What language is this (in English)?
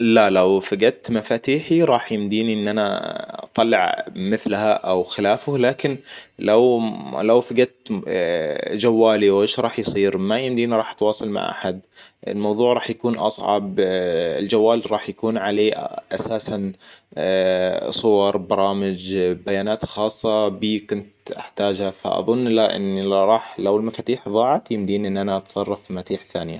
Hijazi Arabic